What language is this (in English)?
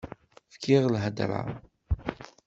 Kabyle